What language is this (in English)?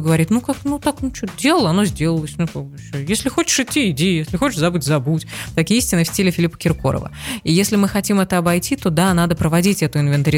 Russian